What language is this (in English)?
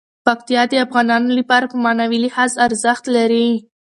Pashto